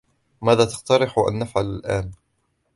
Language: Arabic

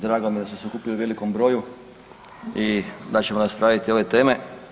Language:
Croatian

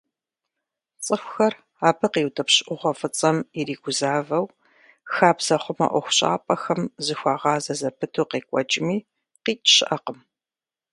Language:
Kabardian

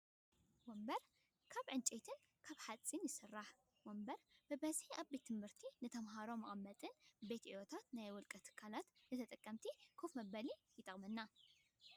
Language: Tigrinya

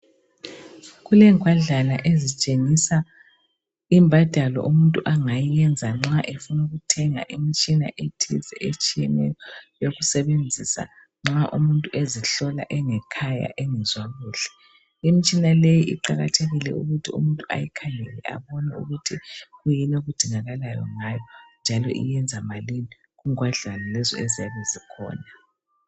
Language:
North Ndebele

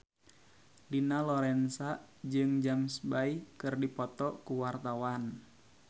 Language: Sundanese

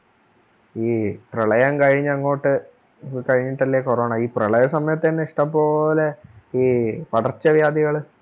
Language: Malayalam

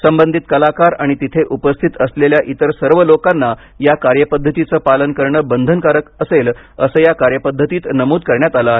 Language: Marathi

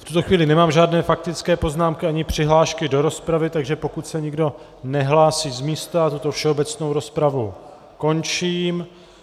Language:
Czech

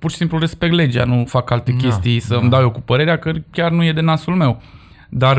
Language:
Romanian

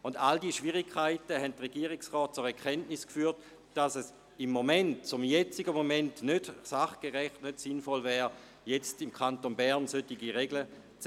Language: Swiss German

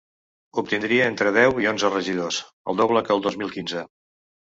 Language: Catalan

